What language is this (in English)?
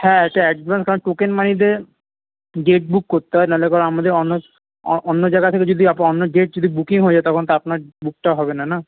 Bangla